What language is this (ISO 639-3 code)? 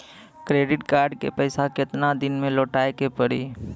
mai